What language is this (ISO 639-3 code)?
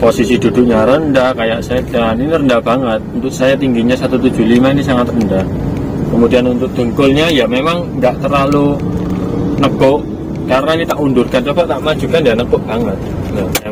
ind